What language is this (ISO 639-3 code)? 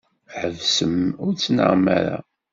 kab